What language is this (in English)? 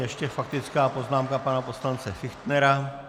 Czech